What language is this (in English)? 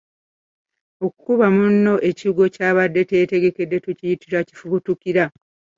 Ganda